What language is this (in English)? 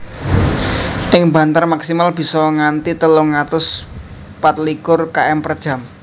Javanese